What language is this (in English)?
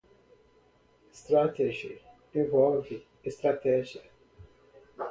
Portuguese